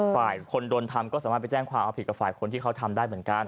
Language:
Thai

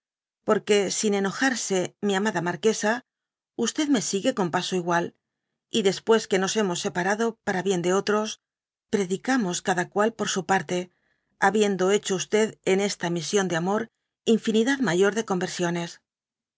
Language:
Spanish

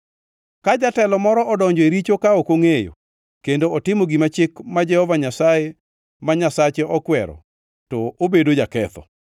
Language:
Luo (Kenya and Tanzania)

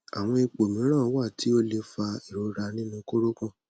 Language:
Yoruba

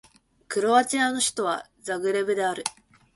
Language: Japanese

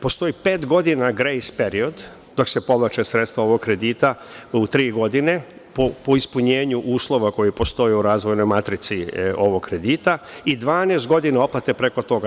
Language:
Serbian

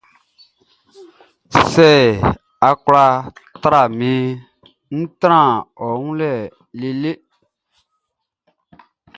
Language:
Baoulé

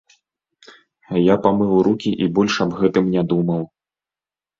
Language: Belarusian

